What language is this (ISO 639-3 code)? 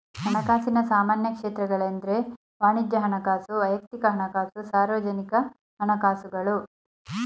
kan